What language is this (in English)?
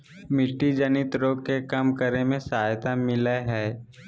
Magahi